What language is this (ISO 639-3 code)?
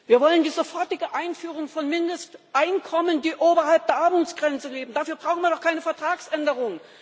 deu